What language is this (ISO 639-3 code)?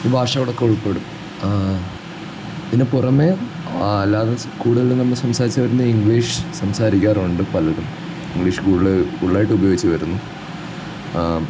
mal